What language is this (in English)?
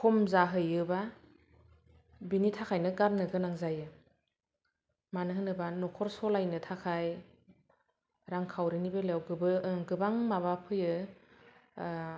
Bodo